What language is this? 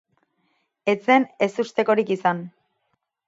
Basque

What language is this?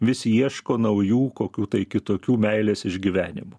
Lithuanian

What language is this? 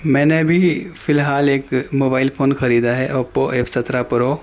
Urdu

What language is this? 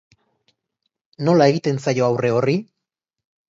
Basque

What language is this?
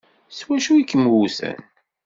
Kabyle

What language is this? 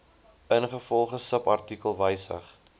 Afrikaans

